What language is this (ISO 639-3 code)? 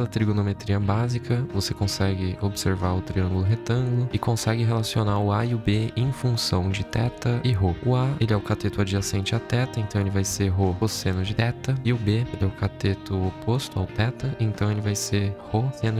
por